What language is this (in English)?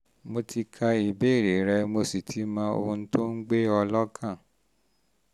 Yoruba